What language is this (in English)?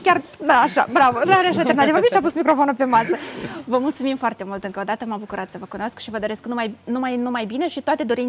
Romanian